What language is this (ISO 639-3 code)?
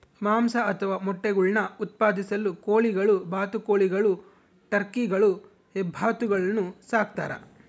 kan